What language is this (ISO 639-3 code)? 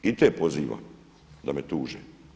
hrv